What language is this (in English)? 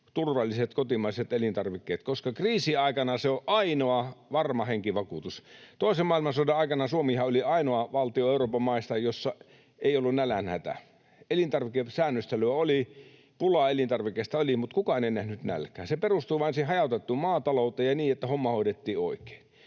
Finnish